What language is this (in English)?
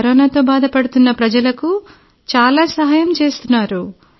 Telugu